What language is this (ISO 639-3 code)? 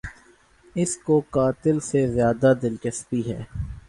urd